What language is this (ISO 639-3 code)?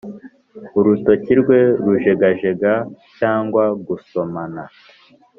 kin